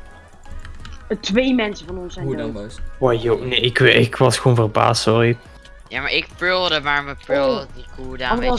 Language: Dutch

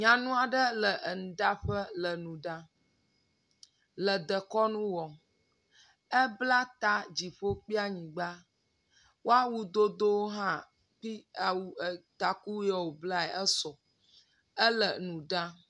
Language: Ewe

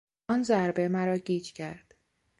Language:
Persian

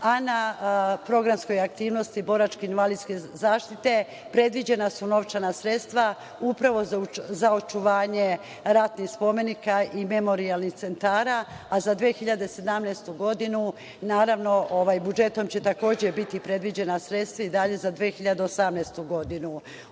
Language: Serbian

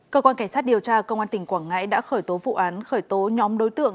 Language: Vietnamese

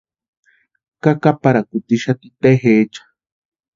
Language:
Western Highland Purepecha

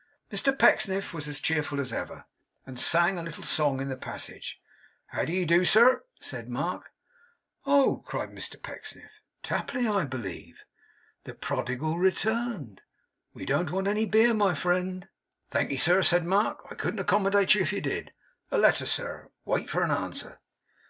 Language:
English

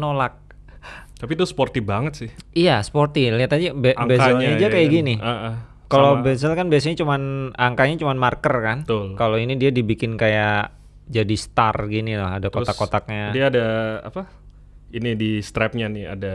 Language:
Indonesian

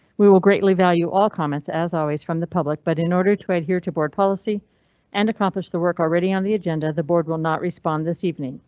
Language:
English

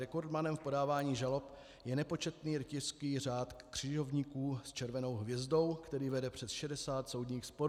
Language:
Czech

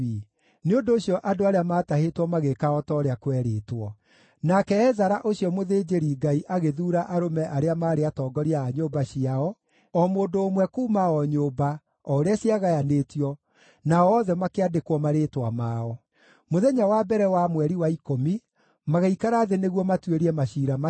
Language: Kikuyu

